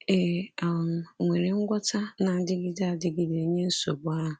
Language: Igbo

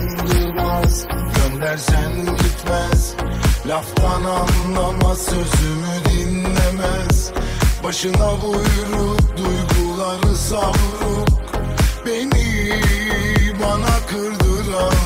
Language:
Polish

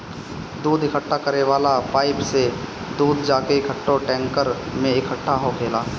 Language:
Bhojpuri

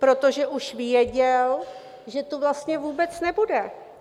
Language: Czech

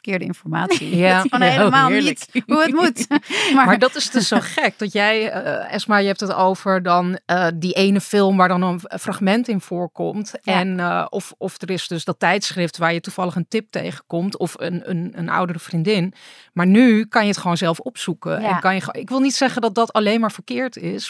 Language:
Dutch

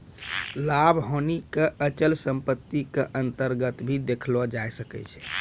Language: Maithili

